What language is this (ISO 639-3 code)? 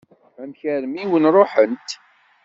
kab